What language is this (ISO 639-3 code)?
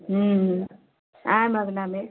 mai